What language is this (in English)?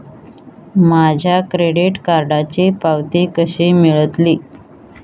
Marathi